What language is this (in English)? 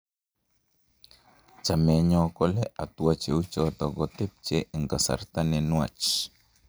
Kalenjin